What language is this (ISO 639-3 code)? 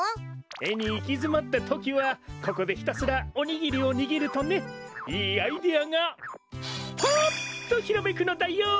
jpn